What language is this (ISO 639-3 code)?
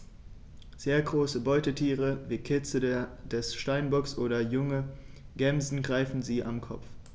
deu